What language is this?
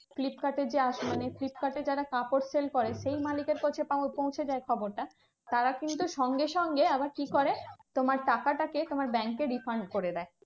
Bangla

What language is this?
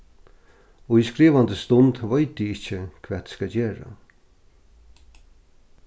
Faroese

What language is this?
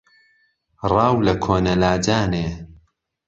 Central Kurdish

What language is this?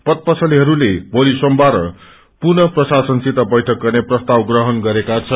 Nepali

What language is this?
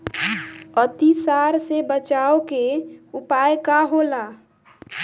Bhojpuri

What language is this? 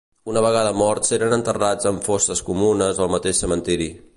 Catalan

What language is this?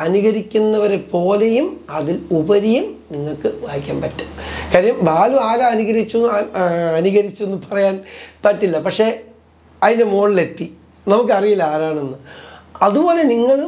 Malayalam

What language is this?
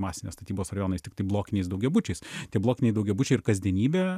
Lithuanian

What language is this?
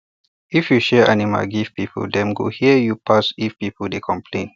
Nigerian Pidgin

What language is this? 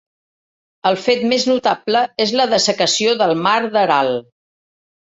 Catalan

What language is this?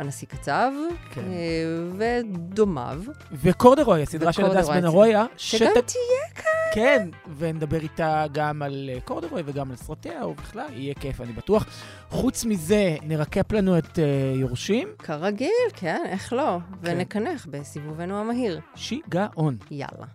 Hebrew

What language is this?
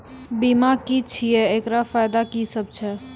Maithili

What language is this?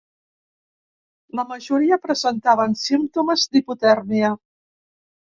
Catalan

